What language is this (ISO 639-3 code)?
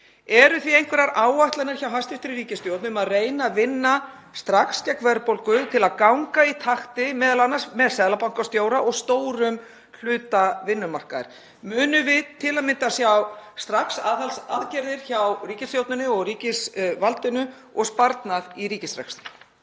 isl